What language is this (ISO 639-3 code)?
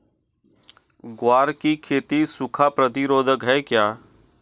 hin